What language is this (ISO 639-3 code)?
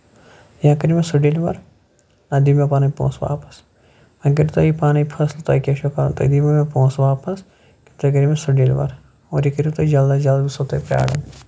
kas